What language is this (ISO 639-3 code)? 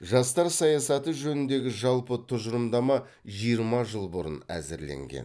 kaz